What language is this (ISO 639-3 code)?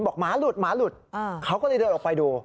tha